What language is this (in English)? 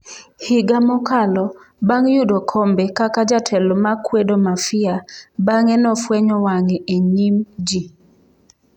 Luo (Kenya and Tanzania)